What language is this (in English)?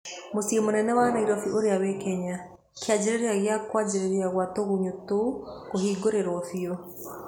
Kikuyu